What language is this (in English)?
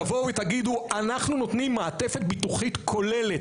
Hebrew